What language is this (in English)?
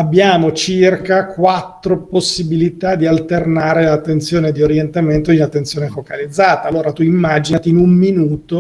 Italian